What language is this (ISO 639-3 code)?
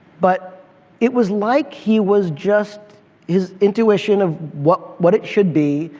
eng